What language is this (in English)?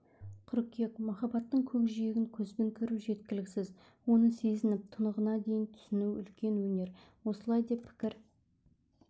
Kazakh